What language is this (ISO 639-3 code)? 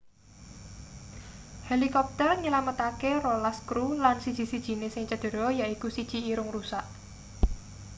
jav